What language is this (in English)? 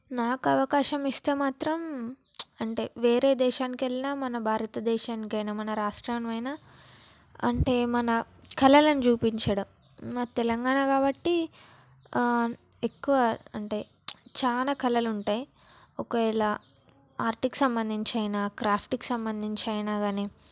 Telugu